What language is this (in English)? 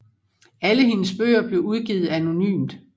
Danish